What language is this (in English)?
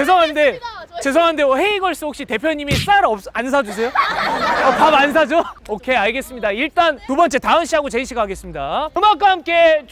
Korean